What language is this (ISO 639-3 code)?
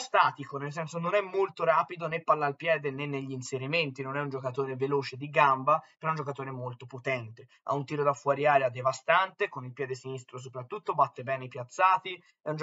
ita